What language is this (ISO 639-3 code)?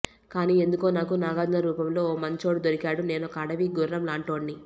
tel